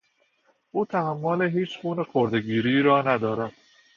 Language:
Persian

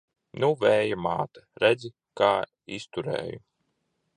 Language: Latvian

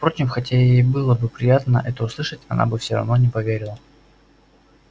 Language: Russian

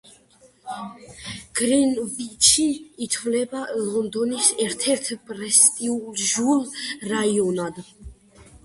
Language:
Georgian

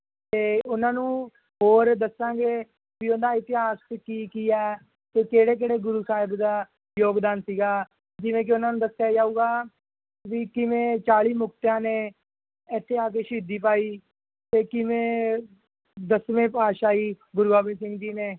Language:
Punjabi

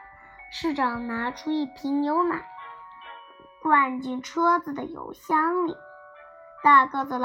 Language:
Chinese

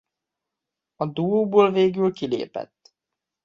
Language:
Hungarian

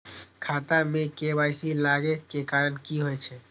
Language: Maithili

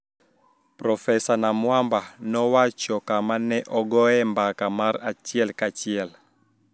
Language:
Luo (Kenya and Tanzania)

